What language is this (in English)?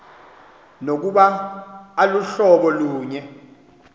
Xhosa